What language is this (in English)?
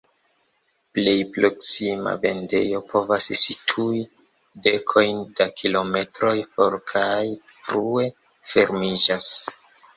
Esperanto